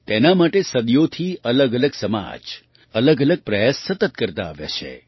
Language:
Gujarati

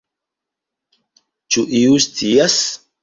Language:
Esperanto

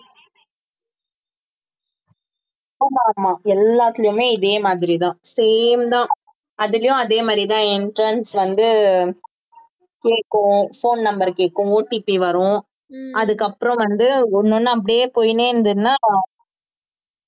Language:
Tamil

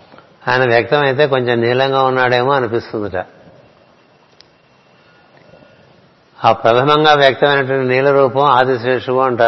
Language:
Telugu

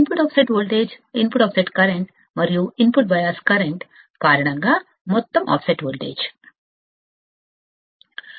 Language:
Telugu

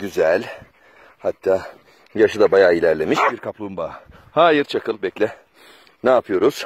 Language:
Turkish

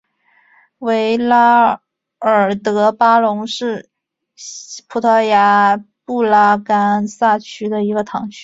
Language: Chinese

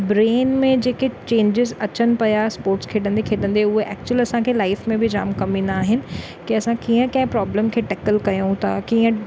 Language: Sindhi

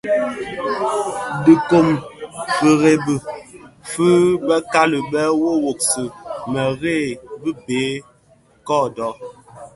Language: Bafia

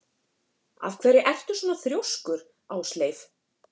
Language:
Icelandic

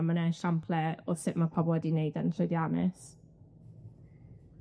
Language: Welsh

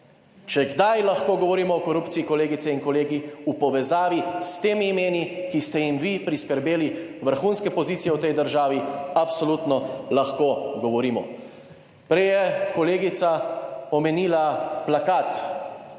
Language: Slovenian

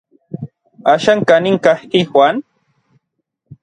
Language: Orizaba Nahuatl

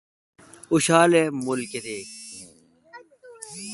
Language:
Kalkoti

